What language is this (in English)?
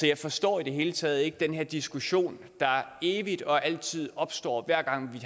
Danish